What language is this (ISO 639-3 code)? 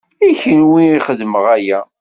kab